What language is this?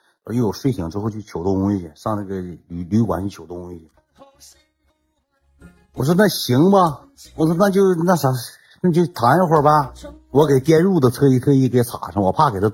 Chinese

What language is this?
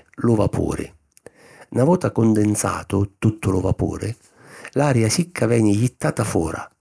Sicilian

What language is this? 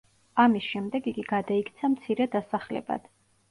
Georgian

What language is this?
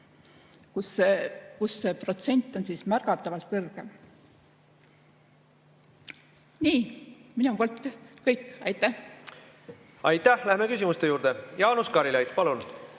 Estonian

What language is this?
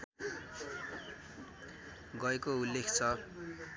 Nepali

